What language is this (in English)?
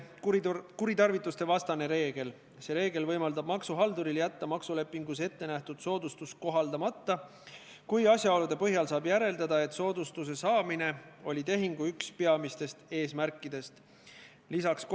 Estonian